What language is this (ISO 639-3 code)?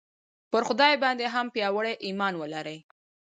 pus